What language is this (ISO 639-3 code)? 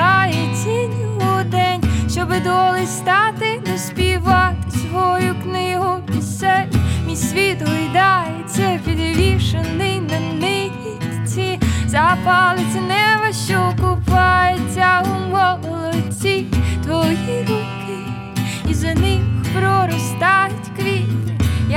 ukr